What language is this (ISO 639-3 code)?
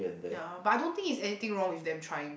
eng